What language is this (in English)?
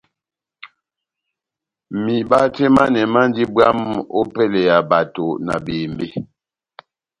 Batanga